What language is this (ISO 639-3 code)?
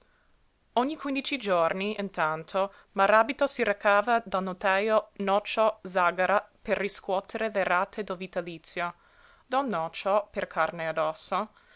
ita